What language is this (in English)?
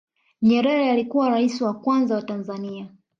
Swahili